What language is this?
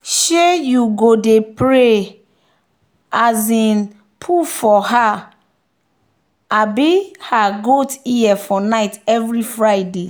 Nigerian Pidgin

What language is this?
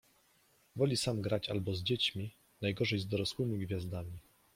Polish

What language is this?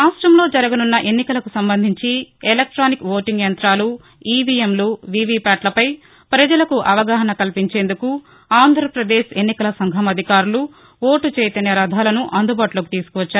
Telugu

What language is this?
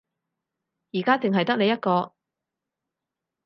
Cantonese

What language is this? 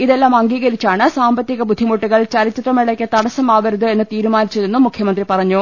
Malayalam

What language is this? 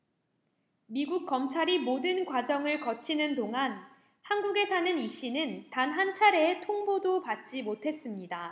Korean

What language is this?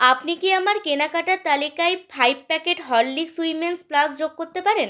Bangla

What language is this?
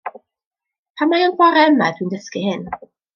Welsh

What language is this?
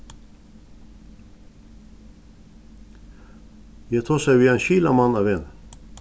Faroese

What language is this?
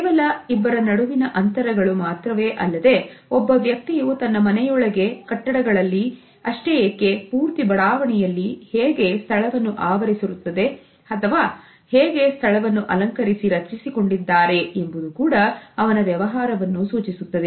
Kannada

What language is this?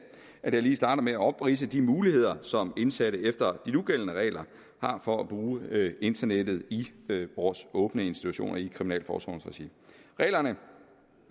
Danish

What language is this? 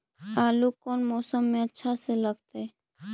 Magahi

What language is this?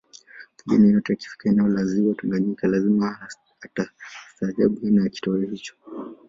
Swahili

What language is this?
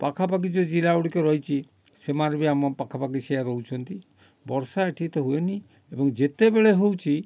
Odia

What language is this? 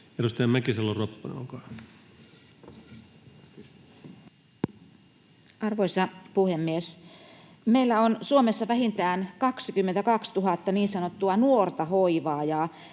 Finnish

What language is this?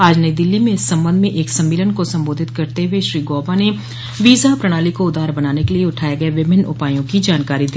Hindi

